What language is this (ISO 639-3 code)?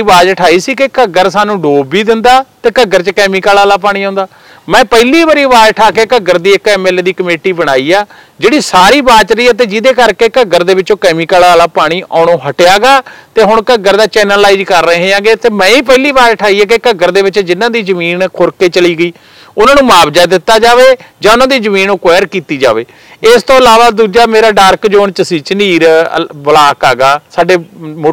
pan